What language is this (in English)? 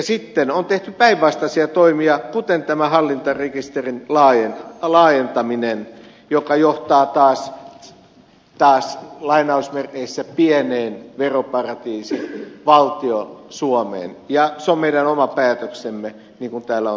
Finnish